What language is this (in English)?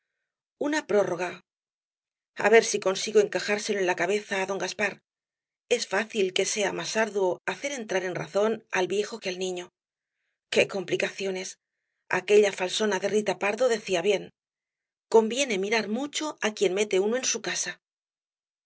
Spanish